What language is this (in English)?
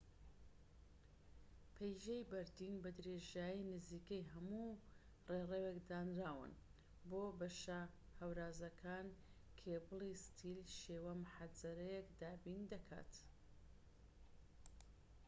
Central Kurdish